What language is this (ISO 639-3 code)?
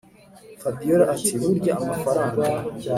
kin